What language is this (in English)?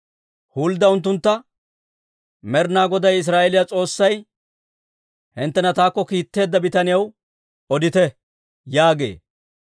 Dawro